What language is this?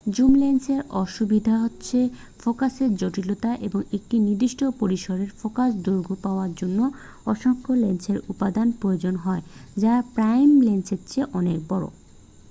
Bangla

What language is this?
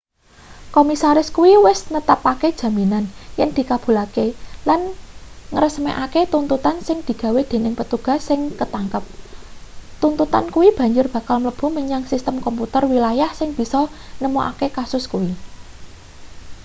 Javanese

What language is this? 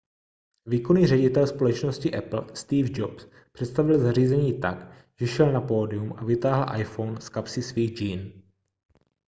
Czech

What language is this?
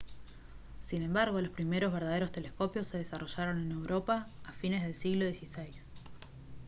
Spanish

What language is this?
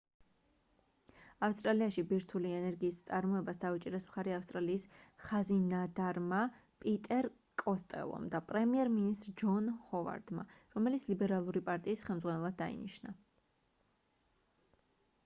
Georgian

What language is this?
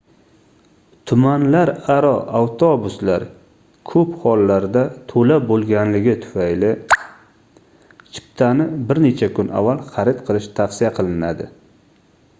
Uzbek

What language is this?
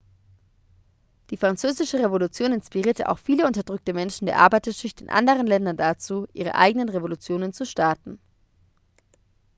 German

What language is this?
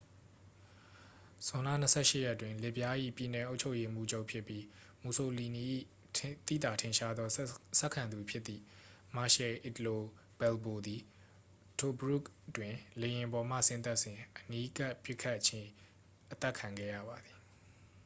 Burmese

